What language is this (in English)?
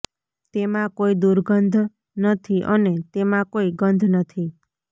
Gujarati